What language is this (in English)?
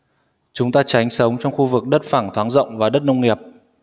Vietnamese